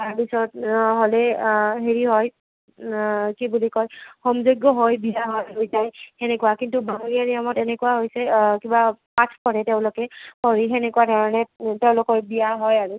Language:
Assamese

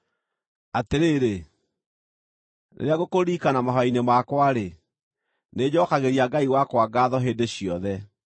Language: Kikuyu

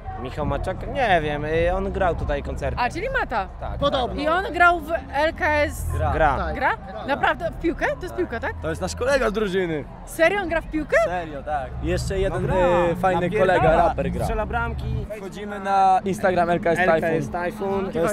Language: Polish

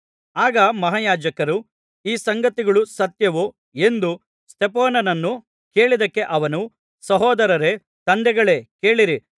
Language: Kannada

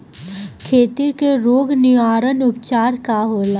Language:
Bhojpuri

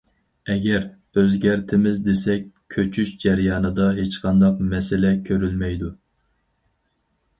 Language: Uyghur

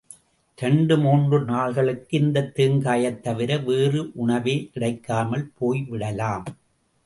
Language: Tamil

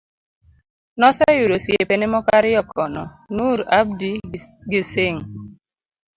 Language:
Luo (Kenya and Tanzania)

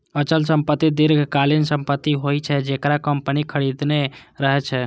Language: Maithili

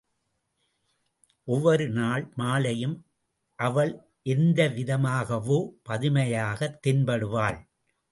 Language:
Tamil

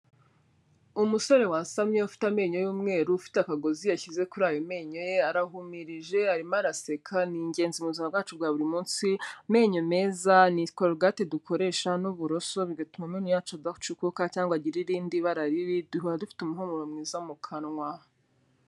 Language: Kinyarwanda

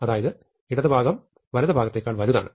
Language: Malayalam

